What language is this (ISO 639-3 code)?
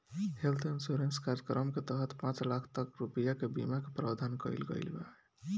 bho